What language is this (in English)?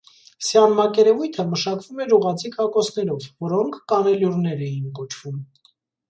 Armenian